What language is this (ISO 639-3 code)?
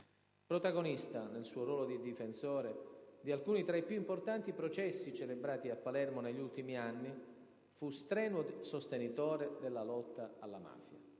ita